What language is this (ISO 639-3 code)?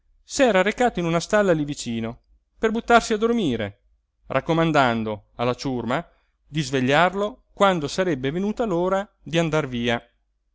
ita